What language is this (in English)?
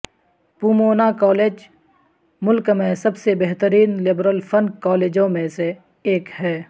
Urdu